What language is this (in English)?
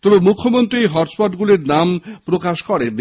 Bangla